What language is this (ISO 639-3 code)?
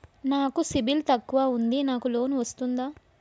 tel